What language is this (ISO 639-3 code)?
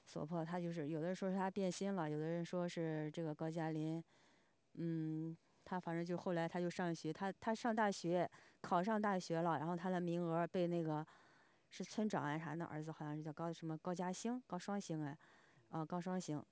zho